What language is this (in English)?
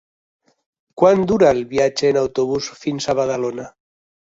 Catalan